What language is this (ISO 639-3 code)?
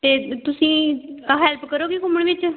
pan